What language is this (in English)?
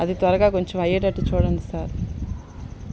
Telugu